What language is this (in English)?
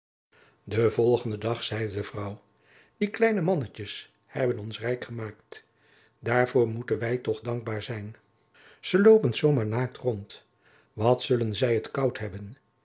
Dutch